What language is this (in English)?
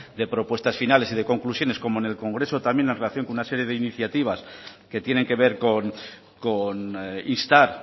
Spanish